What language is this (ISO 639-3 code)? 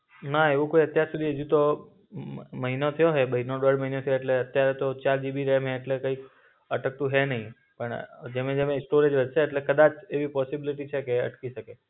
guj